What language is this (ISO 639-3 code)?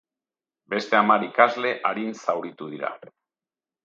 eus